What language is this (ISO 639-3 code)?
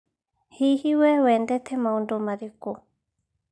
kik